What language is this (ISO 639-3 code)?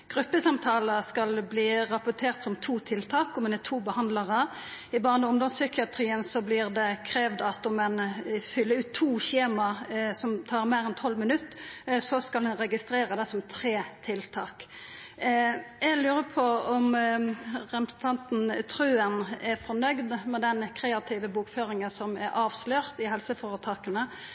nno